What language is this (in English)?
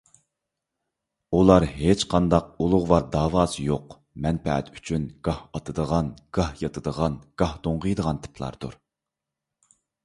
Uyghur